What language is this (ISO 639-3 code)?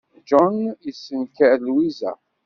kab